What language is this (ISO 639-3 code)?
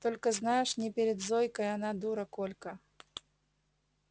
rus